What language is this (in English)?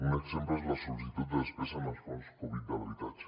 Catalan